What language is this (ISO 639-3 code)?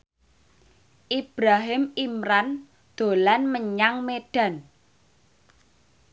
jav